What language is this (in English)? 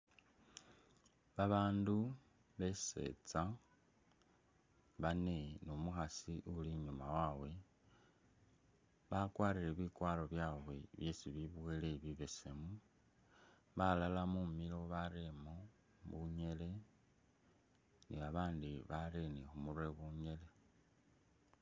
Masaaba